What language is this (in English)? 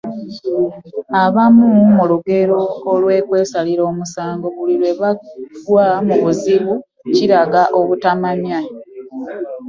Ganda